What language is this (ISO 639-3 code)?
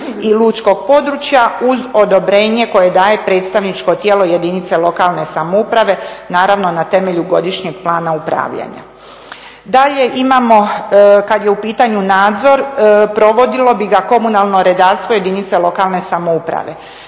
hrv